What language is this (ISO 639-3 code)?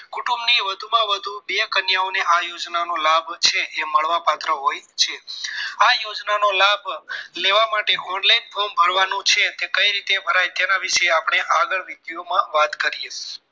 guj